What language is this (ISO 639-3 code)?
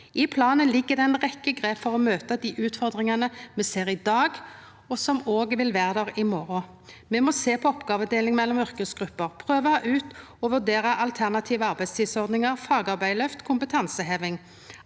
nor